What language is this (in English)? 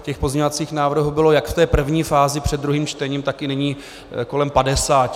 Czech